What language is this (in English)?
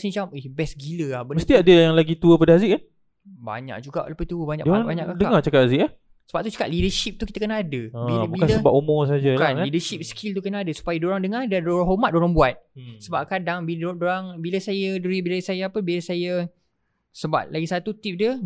Malay